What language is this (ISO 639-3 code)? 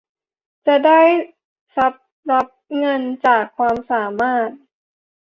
tha